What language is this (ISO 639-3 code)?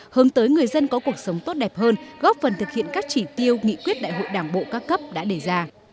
vie